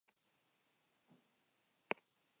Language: Basque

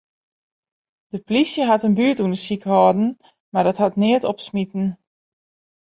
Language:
Western Frisian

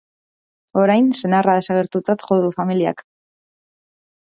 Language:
Basque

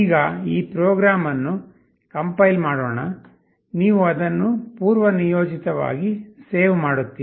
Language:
Kannada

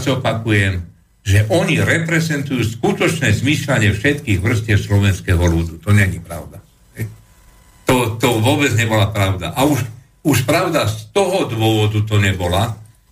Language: Slovak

